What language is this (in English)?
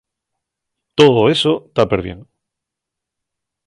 Asturian